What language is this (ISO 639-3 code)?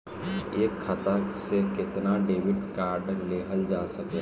bho